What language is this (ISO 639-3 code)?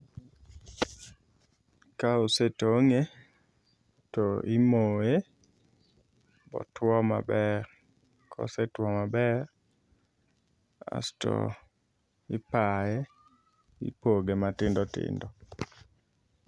luo